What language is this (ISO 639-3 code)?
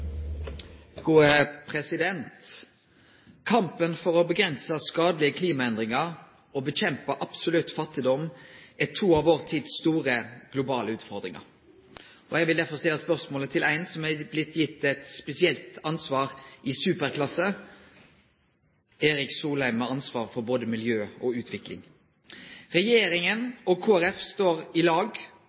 nno